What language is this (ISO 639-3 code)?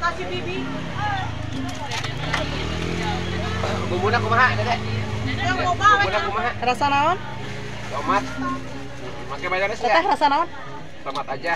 ind